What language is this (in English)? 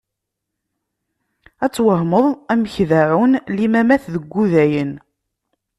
Kabyle